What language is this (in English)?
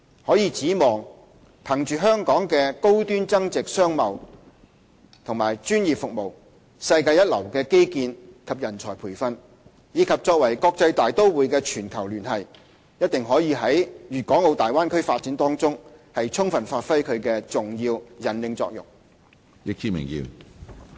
Cantonese